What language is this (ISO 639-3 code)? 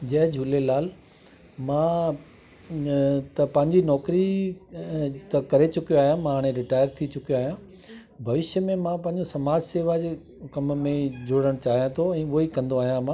snd